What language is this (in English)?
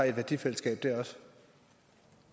Danish